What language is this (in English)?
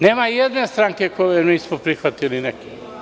Serbian